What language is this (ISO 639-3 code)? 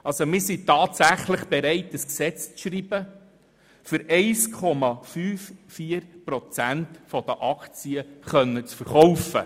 gsw